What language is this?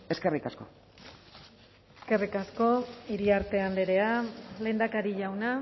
Basque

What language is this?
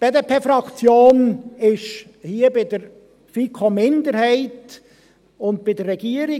Swiss German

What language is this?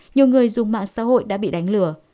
Vietnamese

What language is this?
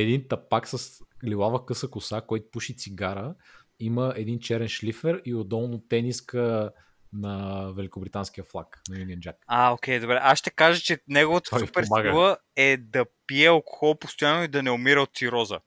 Bulgarian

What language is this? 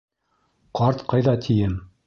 Bashkir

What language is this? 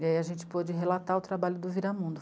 Portuguese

